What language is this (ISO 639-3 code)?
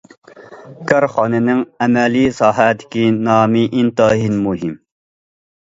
uig